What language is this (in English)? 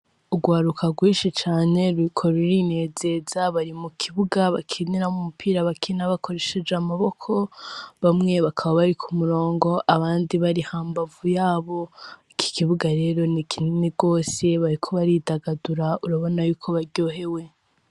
Rundi